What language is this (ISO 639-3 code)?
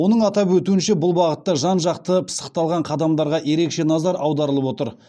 kaz